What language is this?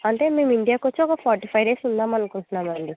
Telugu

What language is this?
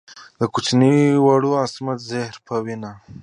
Pashto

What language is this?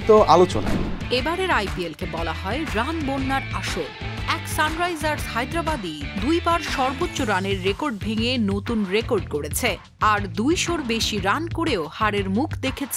Bangla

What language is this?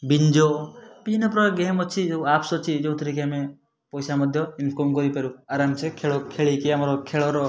Odia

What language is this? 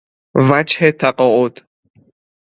Persian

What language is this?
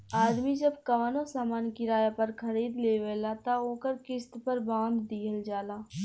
Bhojpuri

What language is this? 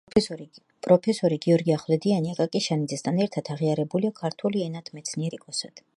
Georgian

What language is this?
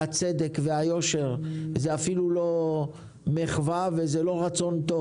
Hebrew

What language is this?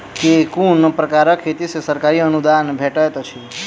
Maithili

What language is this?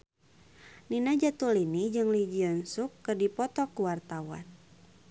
Sundanese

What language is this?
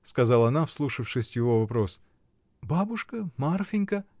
Russian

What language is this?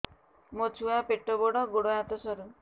Odia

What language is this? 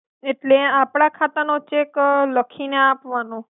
Gujarati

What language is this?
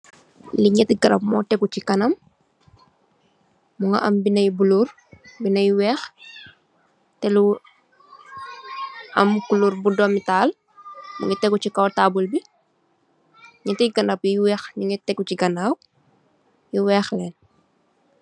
Wolof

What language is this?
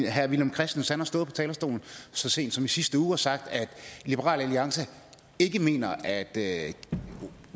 Danish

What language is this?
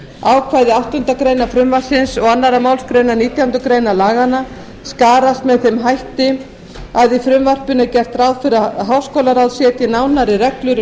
Icelandic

